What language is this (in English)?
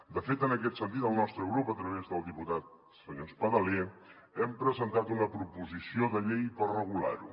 Catalan